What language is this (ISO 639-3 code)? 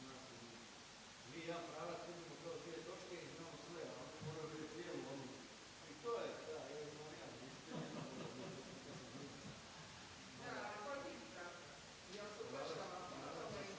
hrv